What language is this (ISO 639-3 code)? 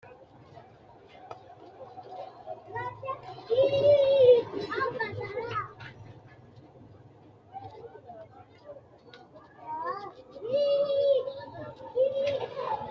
sid